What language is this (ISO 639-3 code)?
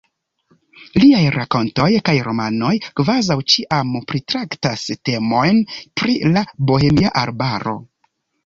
epo